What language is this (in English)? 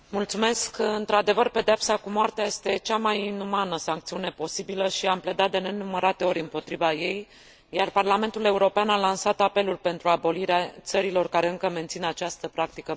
Romanian